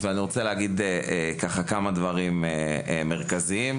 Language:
Hebrew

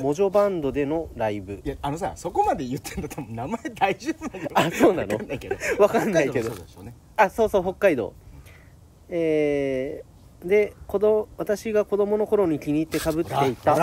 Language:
Japanese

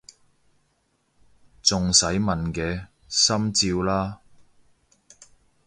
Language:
Cantonese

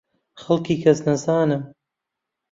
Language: Central Kurdish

